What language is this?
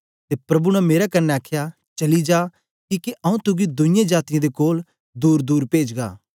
Dogri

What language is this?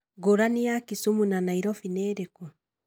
Kikuyu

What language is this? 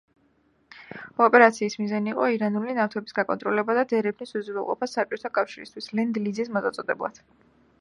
Georgian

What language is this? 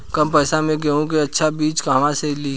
Bhojpuri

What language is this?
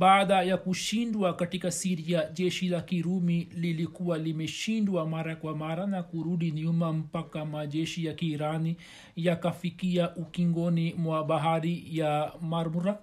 Swahili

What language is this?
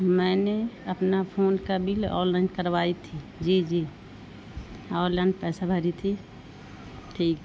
Urdu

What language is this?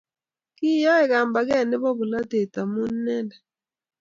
Kalenjin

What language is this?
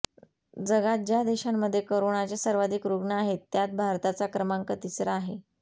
Marathi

